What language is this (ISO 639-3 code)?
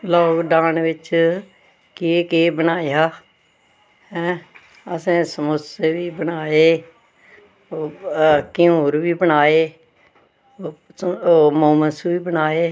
doi